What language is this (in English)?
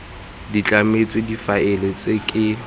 Tswana